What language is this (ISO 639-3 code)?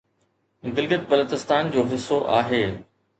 snd